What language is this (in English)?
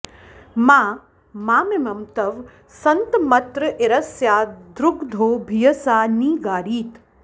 Sanskrit